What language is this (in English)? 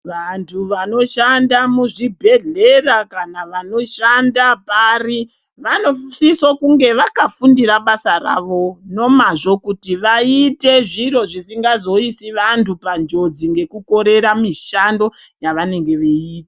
Ndau